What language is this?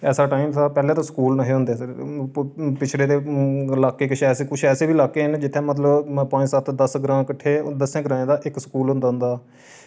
Dogri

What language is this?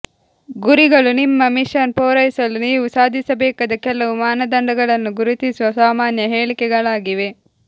Kannada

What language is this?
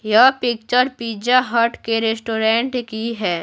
Hindi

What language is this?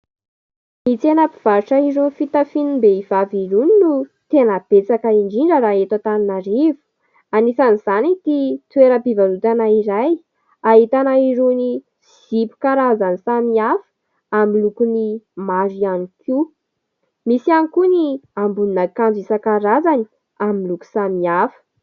Malagasy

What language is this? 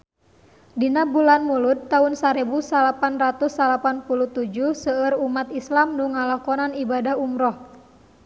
Sundanese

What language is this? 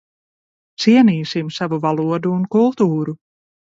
Latvian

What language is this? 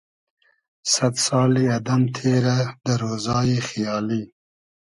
Hazaragi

